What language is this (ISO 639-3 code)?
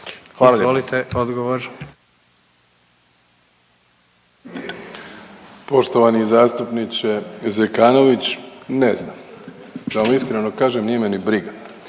hrv